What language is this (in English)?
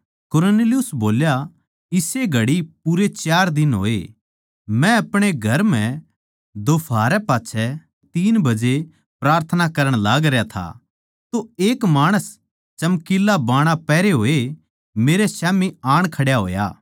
Haryanvi